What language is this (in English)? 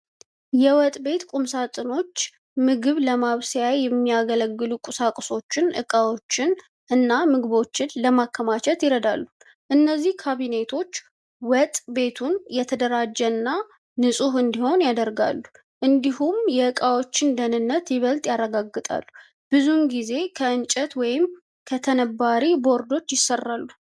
Amharic